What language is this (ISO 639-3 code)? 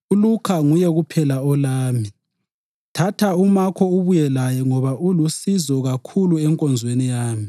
nde